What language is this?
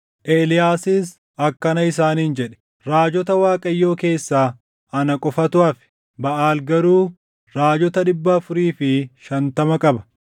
Oromo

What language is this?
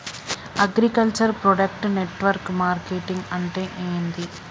Telugu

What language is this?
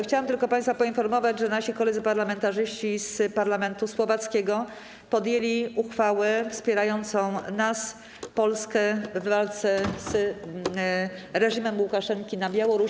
Polish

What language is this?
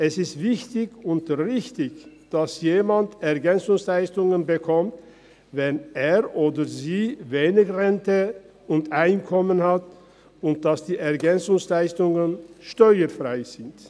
Swiss German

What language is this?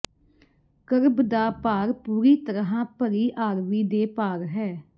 Punjabi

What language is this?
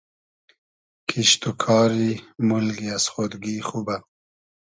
Hazaragi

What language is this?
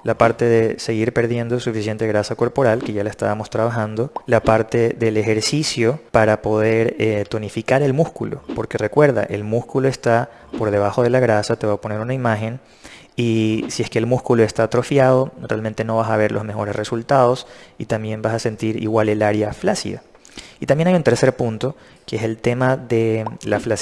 Spanish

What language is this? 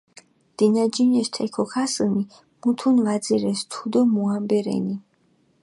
Mingrelian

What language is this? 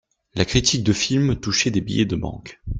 French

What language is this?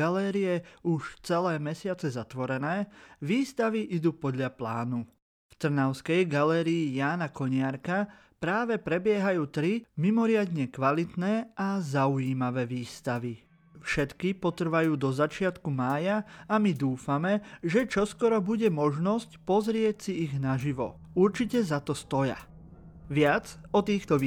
Slovak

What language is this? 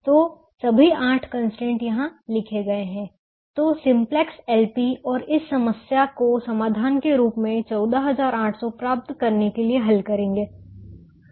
Hindi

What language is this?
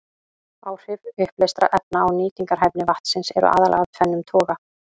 Icelandic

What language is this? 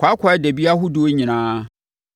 Akan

